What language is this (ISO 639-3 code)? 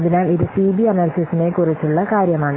mal